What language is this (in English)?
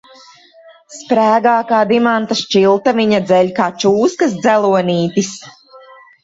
Latvian